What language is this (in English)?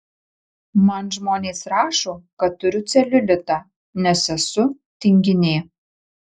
Lithuanian